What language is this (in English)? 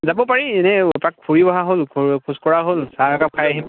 Assamese